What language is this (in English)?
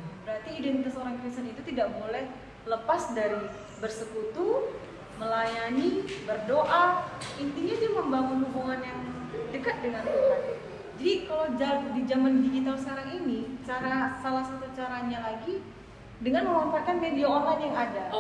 Indonesian